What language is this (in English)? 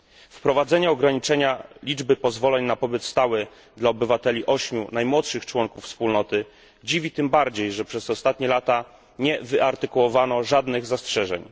Polish